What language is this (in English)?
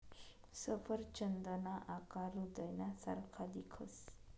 Marathi